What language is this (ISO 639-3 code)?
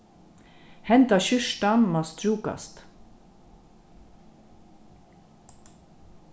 fao